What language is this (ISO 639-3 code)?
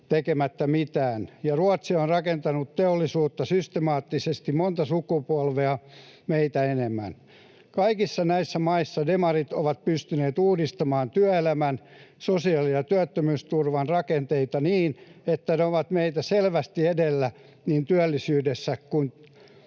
fin